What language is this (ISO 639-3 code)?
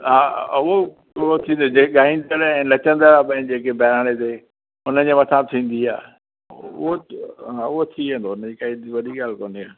snd